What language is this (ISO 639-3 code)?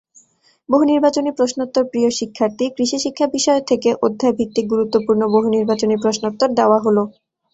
ben